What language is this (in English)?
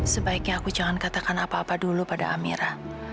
Indonesian